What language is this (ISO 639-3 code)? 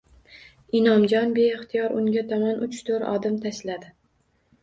uzb